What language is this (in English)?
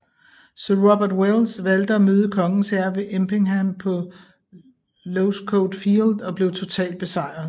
Danish